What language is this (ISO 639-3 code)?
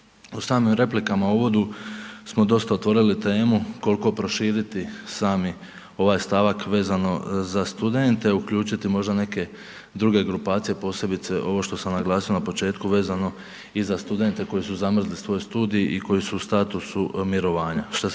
hrv